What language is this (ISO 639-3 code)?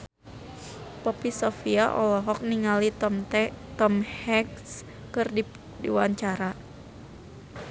sun